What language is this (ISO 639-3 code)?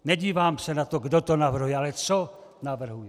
ces